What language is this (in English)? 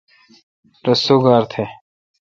Kalkoti